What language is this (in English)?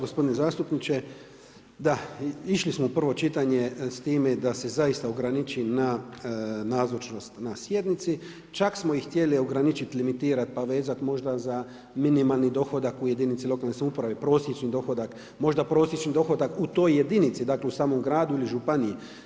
Croatian